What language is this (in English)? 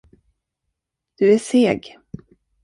Swedish